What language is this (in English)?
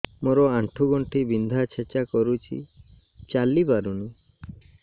Odia